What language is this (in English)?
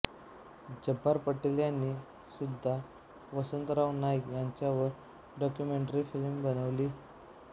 Marathi